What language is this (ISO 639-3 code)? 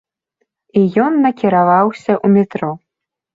bel